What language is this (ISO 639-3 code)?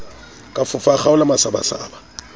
sot